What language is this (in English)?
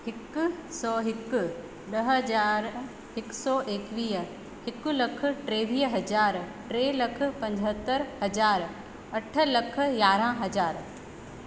Sindhi